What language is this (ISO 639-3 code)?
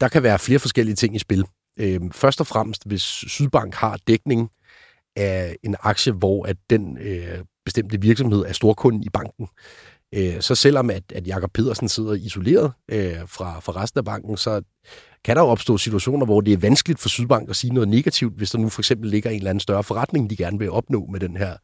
dan